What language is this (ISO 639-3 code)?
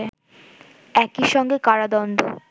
ben